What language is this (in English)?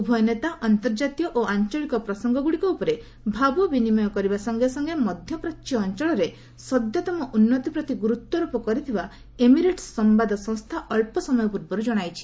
Odia